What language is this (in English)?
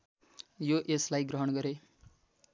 Nepali